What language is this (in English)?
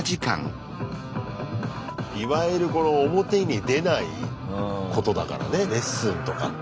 Japanese